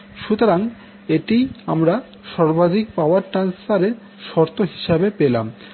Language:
Bangla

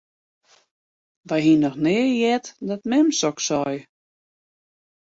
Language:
Western Frisian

